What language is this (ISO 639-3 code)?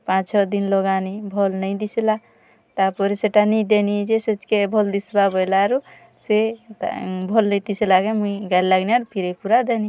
ori